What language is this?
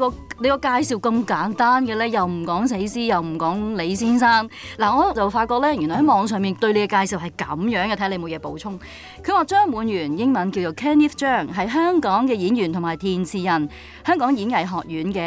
Chinese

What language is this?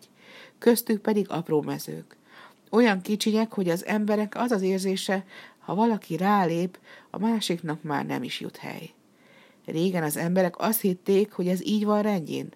Hungarian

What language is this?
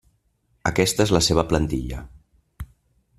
Catalan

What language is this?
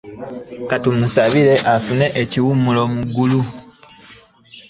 Ganda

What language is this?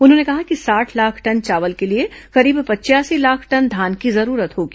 Hindi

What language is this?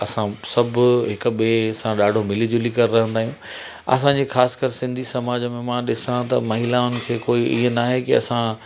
Sindhi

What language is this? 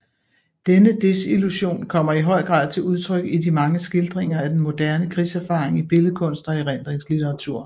Danish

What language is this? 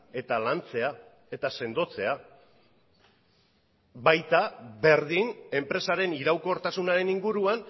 Basque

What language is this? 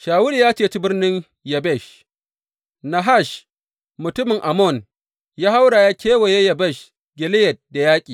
Hausa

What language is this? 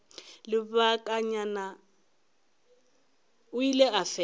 Northern Sotho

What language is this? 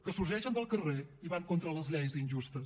Catalan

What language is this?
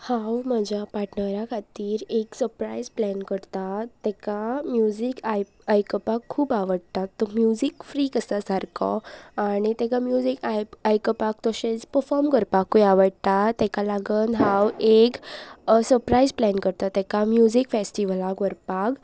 Konkani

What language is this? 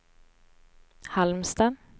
Swedish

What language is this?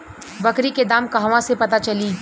Bhojpuri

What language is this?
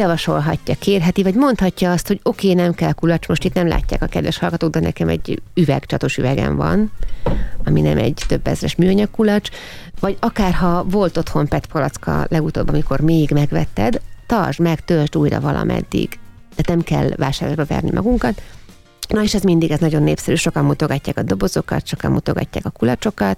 Hungarian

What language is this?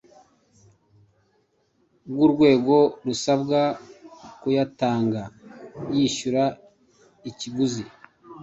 Kinyarwanda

